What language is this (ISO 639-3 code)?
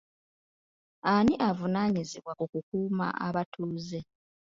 lug